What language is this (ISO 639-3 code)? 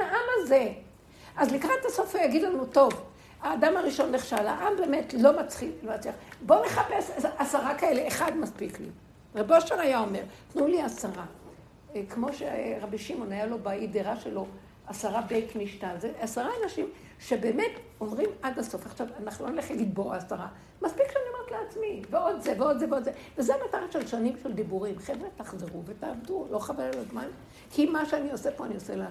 heb